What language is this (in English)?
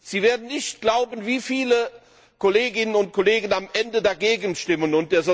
German